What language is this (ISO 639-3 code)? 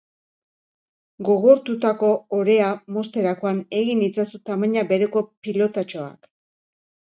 eus